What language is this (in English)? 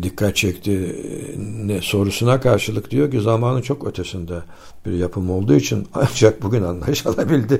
Turkish